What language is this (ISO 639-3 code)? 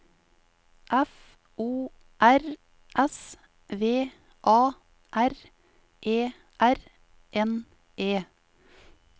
nor